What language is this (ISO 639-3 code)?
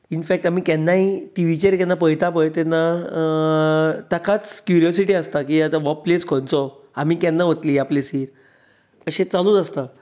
kok